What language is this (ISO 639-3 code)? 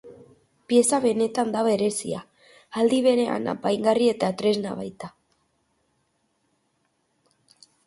eus